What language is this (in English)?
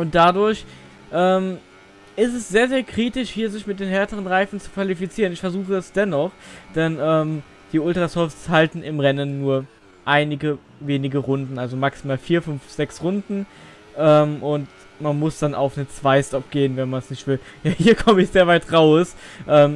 German